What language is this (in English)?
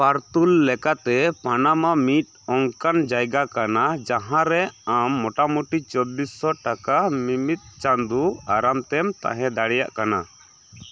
Santali